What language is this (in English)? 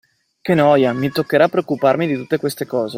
Italian